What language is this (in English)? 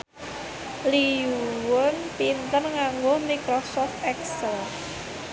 Javanese